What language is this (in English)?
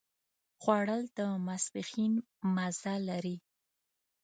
Pashto